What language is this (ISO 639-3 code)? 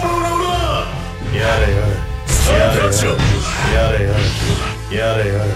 jpn